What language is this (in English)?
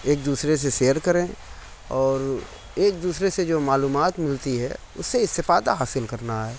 Urdu